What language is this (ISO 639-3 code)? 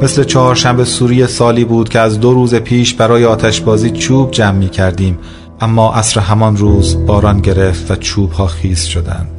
fas